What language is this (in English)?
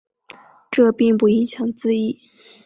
Chinese